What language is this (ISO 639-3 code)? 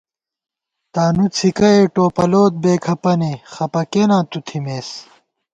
gwt